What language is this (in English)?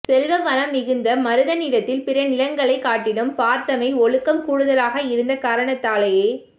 Tamil